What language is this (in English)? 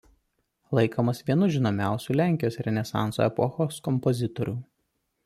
Lithuanian